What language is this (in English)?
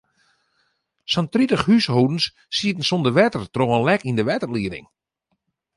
Western Frisian